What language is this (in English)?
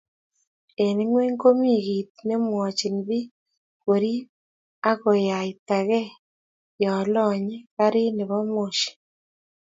Kalenjin